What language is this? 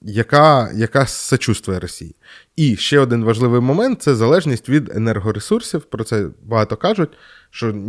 Ukrainian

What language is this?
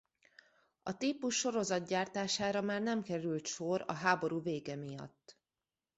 Hungarian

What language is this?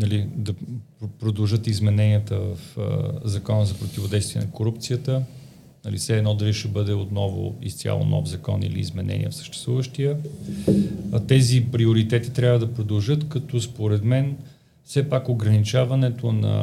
Bulgarian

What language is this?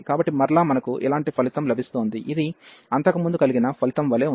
Telugu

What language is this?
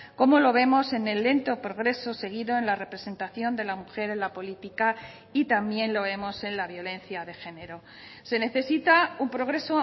Spanish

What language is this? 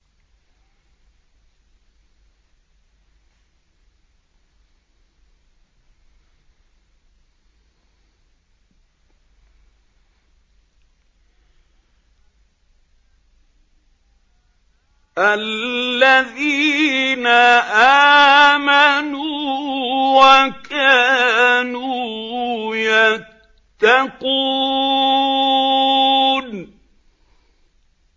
Arabic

